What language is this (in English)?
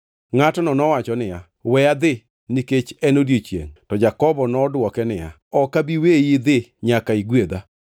Luo (Kenya and Tanzania)